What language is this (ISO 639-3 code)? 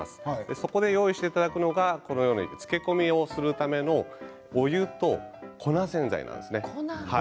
jpn